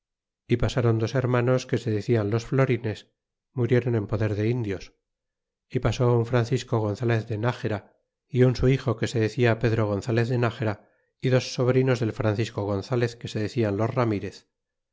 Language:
Spanish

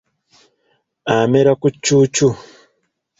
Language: Ganda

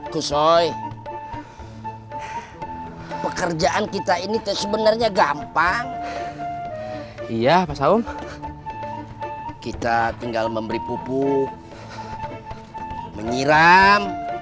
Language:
Indonesian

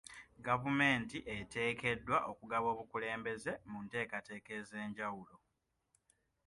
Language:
Ganda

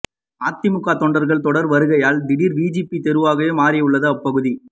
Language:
Tamil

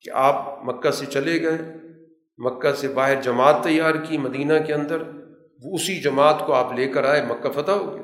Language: Urdu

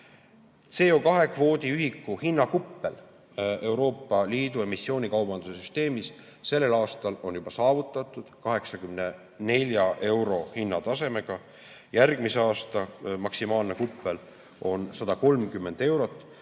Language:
Estonian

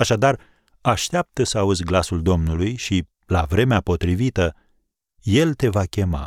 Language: Romanian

